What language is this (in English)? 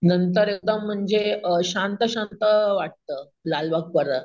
Marathi